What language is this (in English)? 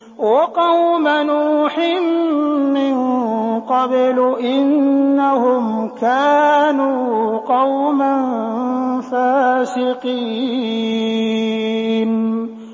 Arabic